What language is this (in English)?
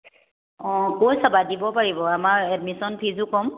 Assamese